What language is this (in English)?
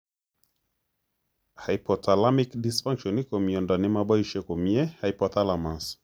Kalenjin